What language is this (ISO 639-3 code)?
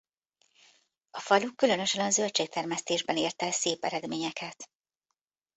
hun